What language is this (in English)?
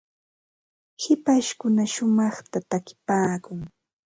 Ambo-Pasco Quechua